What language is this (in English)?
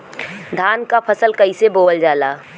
Bhojpuri